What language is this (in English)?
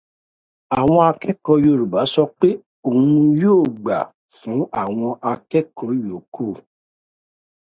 Yoruba